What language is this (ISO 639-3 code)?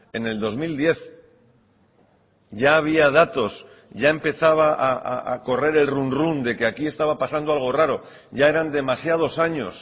spa